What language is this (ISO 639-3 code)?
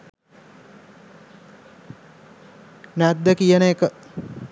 sin